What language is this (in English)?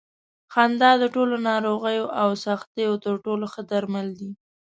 Pashto